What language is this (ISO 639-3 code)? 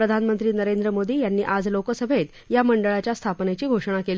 mar